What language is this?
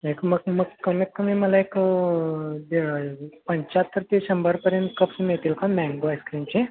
Marathi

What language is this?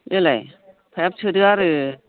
Bodo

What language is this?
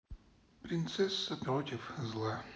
Russian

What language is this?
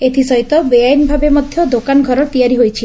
Odia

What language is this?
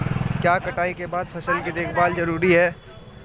Hindi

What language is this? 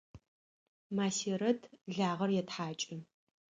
Adyghe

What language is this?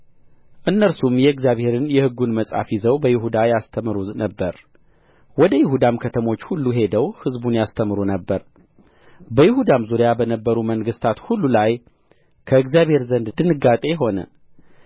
Amharic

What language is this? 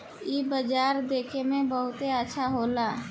Bhojpuri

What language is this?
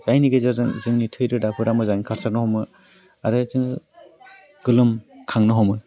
Bodo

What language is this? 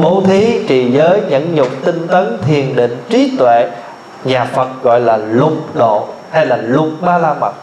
Vietnamese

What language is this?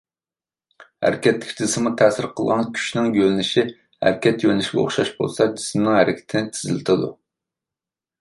Uyghur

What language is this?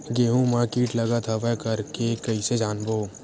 Chhattisgarhi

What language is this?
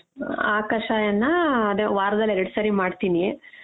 Kannada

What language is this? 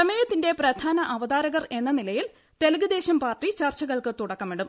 Malayalam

